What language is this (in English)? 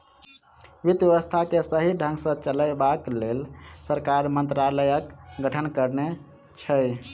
Maithili